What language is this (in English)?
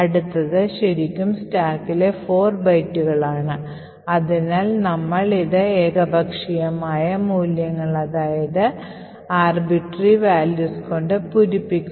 Malayalam